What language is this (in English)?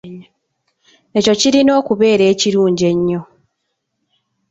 Ganda